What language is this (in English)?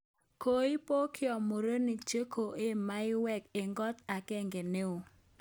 Kalenjin